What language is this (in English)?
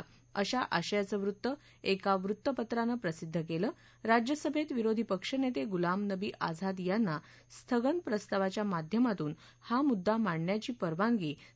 Marathi